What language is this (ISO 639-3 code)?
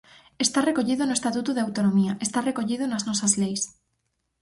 glg